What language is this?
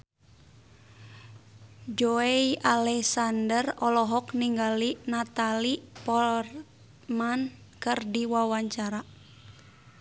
Sundanese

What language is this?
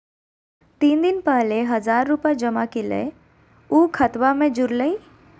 Magahi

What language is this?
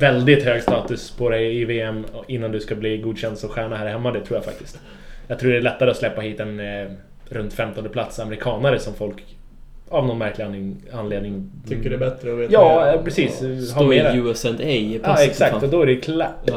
Swedish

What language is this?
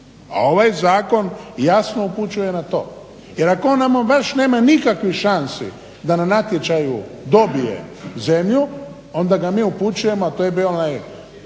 Croatian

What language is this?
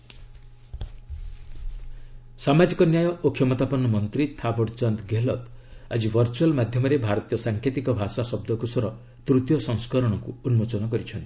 Odia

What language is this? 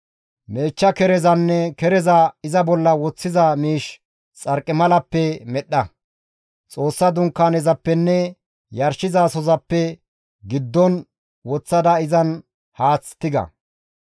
Gamo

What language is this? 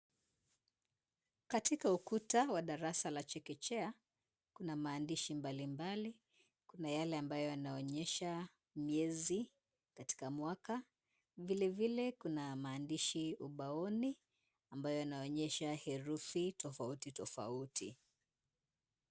Swahili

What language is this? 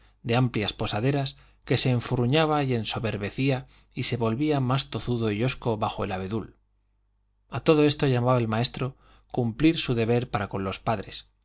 Spanish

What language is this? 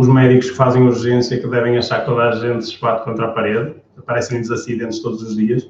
Portuguese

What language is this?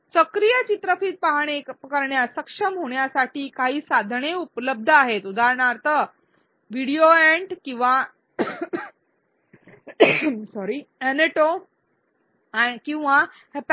Marathi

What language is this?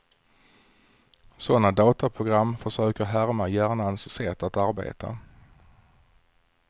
Swedish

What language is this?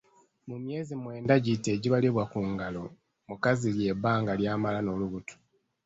Ganda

